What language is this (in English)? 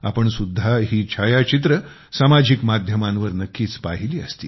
Marathi